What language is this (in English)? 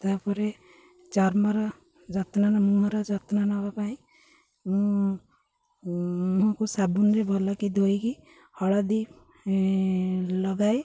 Odia